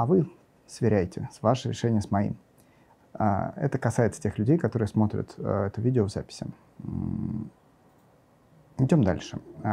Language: Russian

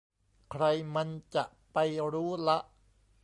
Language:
Thai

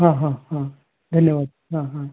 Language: Marathi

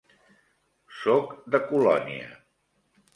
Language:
Catalan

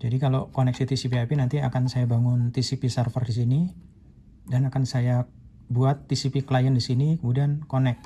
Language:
Indonesian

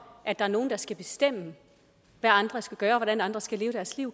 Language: Danish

